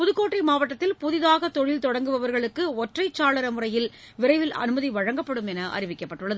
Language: Tamil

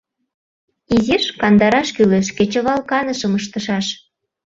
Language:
Mari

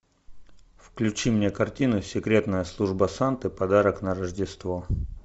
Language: Russian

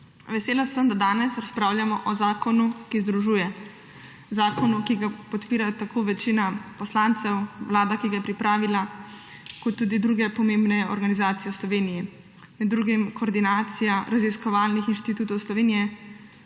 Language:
Slovenian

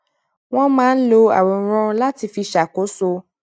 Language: Yoruba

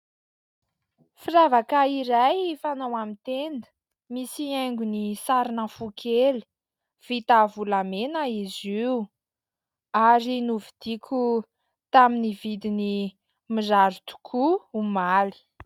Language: Malagasy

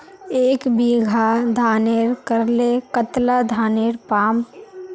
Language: Magahi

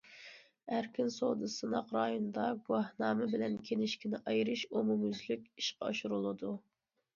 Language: Uyghur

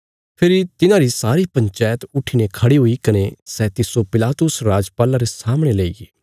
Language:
Bilaspuri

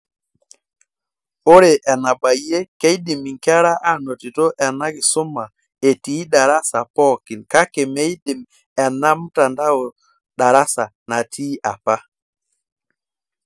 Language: Masai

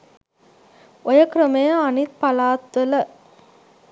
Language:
Sinhala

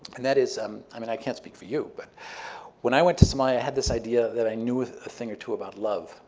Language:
English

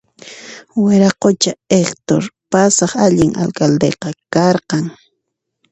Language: Puno Quechua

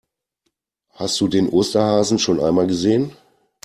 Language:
German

